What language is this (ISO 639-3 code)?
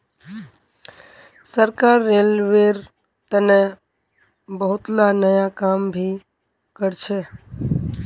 mag